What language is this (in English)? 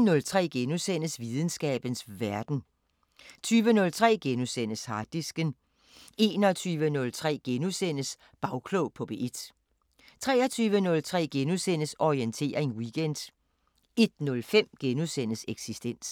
Danish